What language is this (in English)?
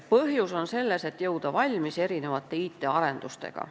Estonian